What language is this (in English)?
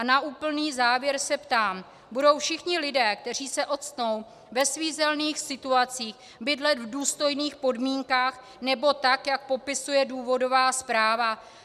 Czech